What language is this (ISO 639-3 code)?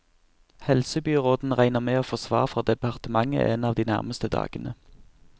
nor